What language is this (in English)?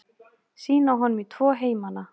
Icelandic